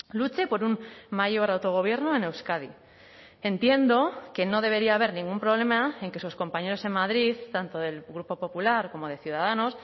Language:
Spanish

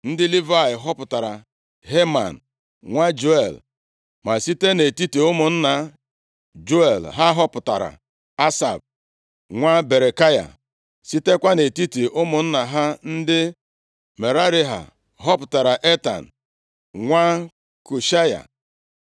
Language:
Igbo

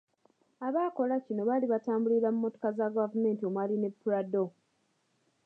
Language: Ganda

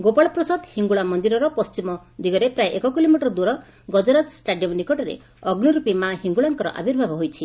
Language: Odia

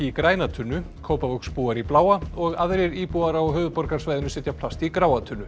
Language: Icelandic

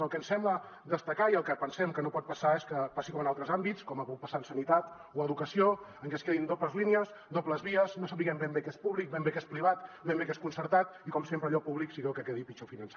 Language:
Catalan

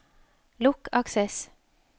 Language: Norwegian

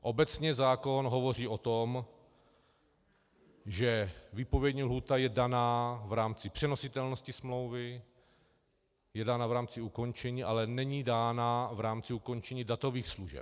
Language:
Czech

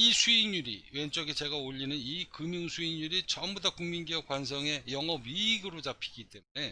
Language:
Korean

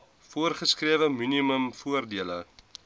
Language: Afrikaans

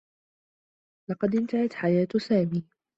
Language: Arabic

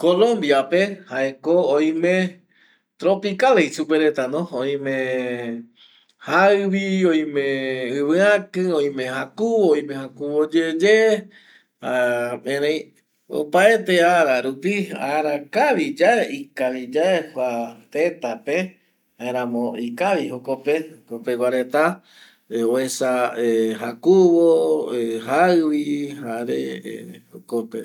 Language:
Eastern Bolivian Guaraní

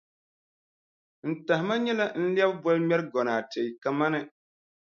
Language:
Dagbani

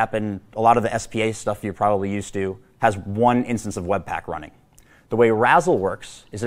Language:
English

